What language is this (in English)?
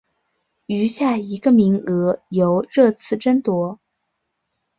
Chinese